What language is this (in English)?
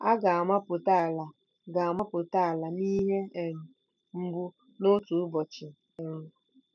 Igbo